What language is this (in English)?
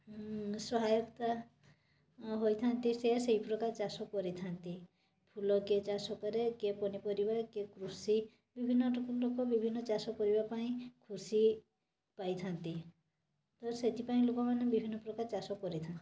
Odia